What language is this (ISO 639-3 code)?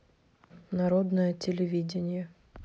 rus